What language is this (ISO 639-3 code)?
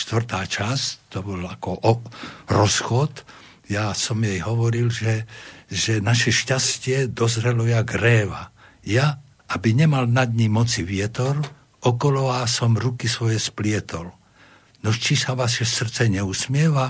slk